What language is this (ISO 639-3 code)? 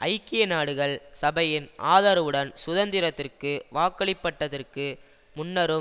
tam